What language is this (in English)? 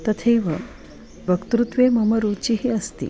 Sanskrit